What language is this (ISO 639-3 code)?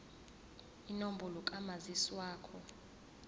zul